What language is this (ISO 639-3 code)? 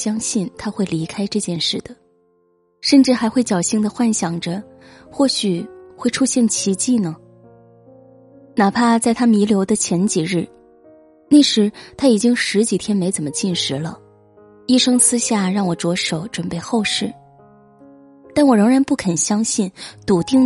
zho